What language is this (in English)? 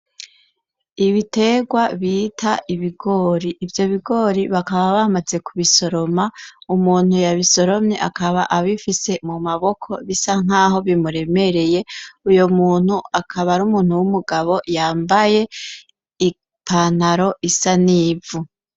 Rundi